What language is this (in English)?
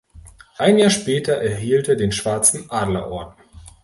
German